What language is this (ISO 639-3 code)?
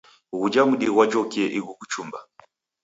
dav